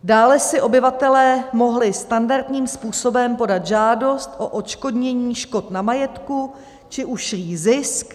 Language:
Czech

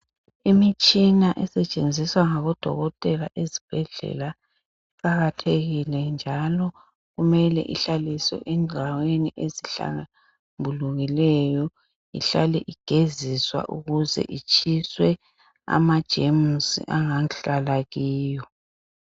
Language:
North Ndebele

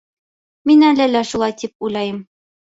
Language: Bashkir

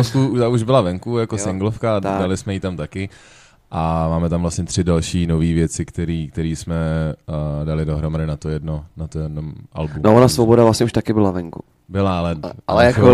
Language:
Czech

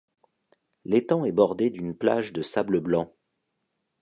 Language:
French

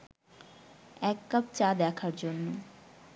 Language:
Bangla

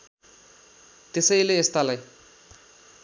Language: Nepali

